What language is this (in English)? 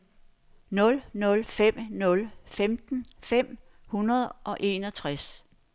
Danish